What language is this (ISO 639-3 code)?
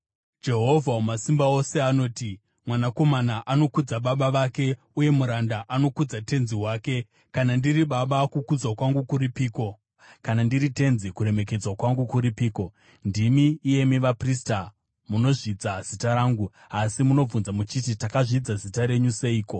sna